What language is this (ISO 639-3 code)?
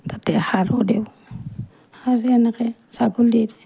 asm